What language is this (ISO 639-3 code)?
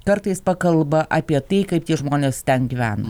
lit